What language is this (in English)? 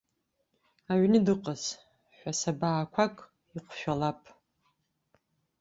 Abkhazian